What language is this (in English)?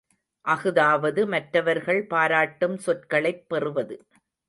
Tamil